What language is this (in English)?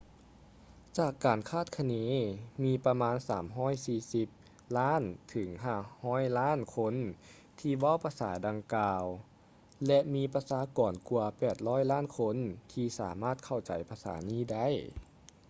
Lao